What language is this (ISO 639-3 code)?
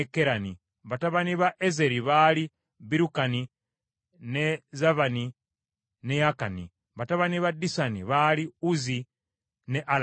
lug